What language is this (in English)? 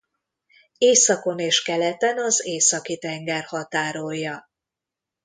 Hungarian